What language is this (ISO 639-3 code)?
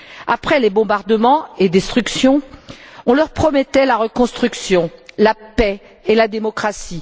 fra